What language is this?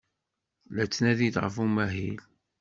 Kabyle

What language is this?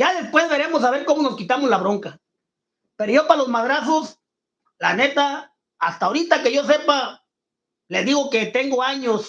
Spanish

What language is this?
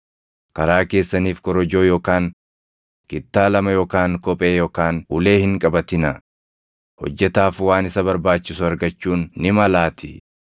Oromo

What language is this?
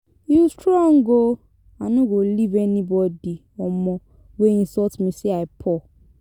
Nigerian Pidgin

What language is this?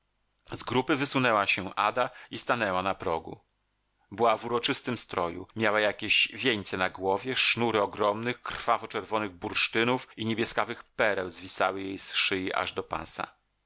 Polish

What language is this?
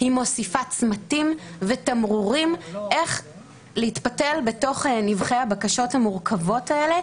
Hebrew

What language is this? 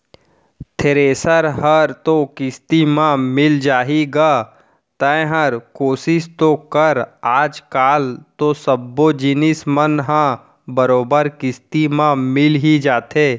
Chhattisgarhi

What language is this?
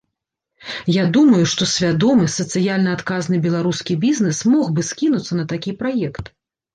Belarusian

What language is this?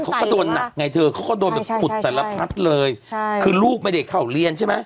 Thai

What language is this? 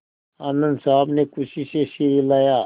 Hindi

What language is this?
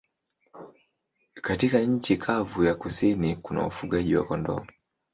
Swahili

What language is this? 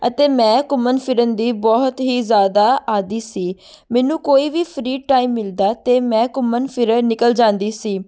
Punjabi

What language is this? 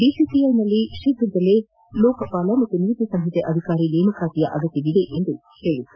Kannada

